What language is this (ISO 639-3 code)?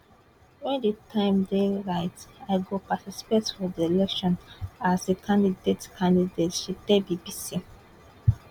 pcm